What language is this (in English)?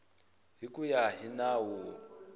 Tsonga